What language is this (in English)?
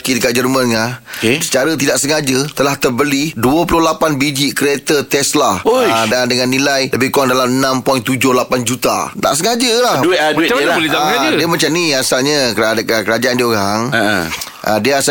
Malay